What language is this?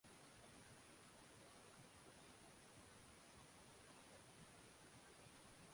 Chinese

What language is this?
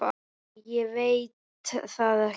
Icelandic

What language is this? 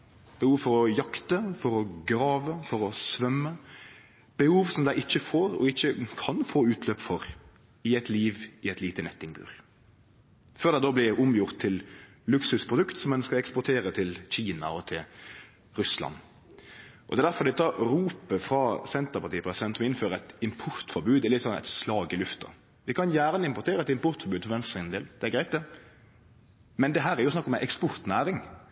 Norwegian Nynorsk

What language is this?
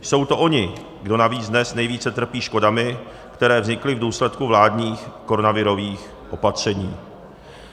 Czech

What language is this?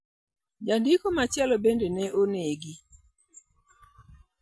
Luo (Kenya and Tanzania)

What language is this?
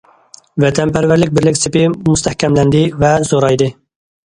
Uyghur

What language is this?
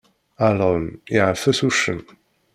Kabyle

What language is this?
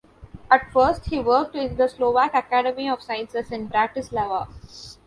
English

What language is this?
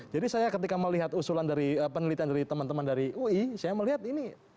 Indonesian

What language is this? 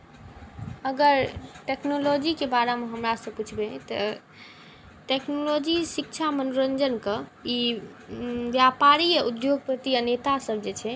Maithili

